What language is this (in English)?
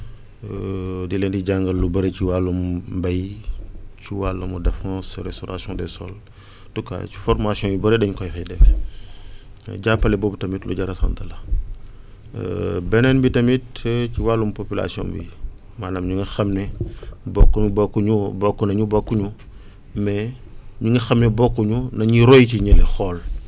Wolof